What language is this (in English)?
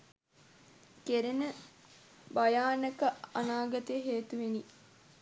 Sinhala